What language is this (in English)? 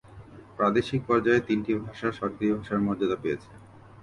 Bangla